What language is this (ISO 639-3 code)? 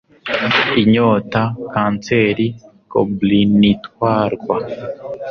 kin